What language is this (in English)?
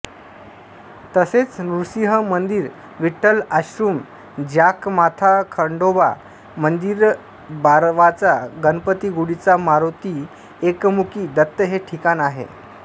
Marathi